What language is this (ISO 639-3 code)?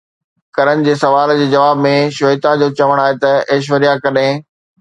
snd